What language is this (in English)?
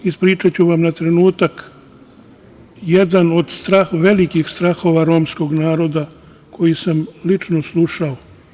Serbian